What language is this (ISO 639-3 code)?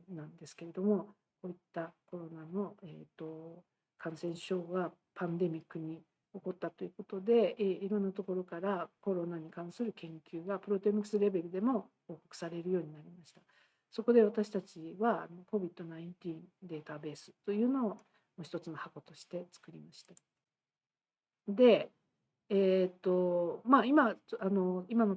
jpn